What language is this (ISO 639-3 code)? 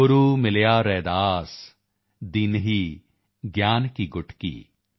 pan